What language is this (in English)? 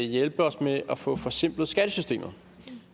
Danish